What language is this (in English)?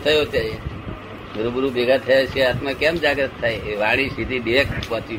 Gujarati